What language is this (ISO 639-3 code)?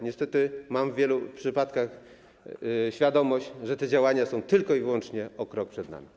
pol